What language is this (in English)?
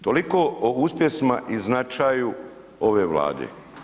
Croatian